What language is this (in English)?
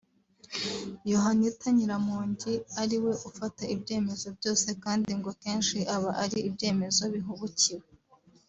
Kinyarwanda